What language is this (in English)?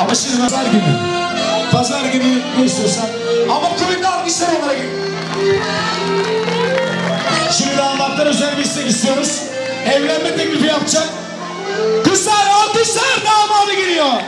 Turkish